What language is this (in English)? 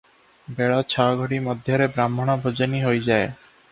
Odia